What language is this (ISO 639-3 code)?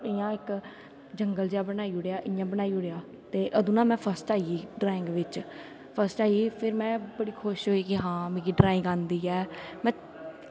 doi